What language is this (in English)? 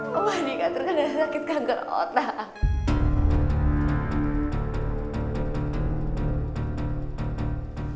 Indonesian